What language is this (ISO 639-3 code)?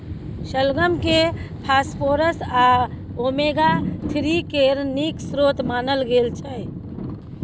mai